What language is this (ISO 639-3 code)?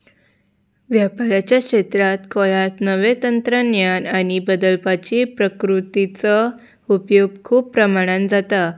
kok